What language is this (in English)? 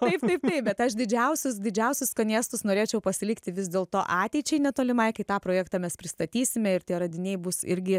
Lithuanian